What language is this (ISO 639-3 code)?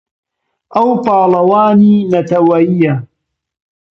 ckb